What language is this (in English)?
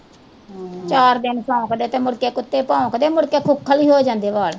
Punjabi